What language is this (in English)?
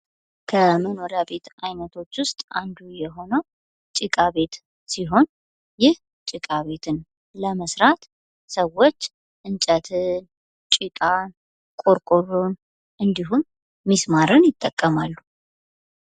Amharic